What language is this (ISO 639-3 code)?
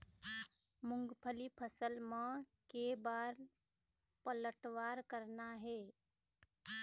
hne